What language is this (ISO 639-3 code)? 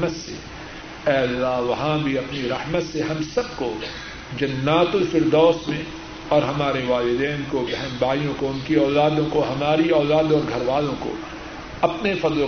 urd